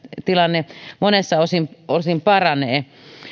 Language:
Finnish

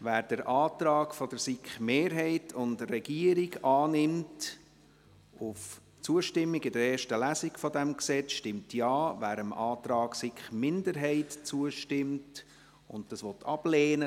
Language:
Swiss German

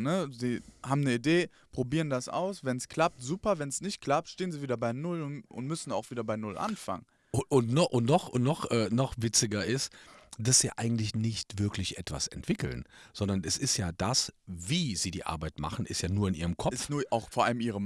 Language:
German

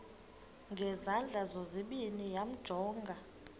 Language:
Xhosa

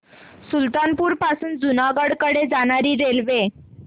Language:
Marathi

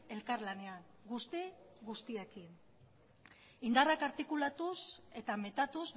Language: Basque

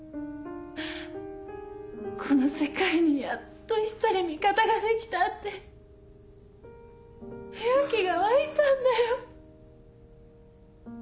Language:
Japanese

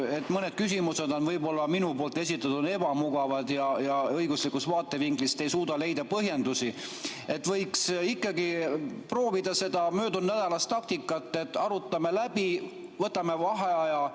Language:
Estonian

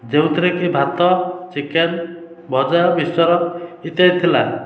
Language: Odia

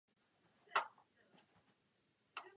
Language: Czech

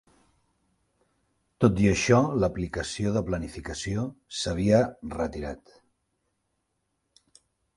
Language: Catalan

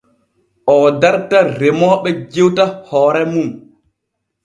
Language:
Borgu Fulfulde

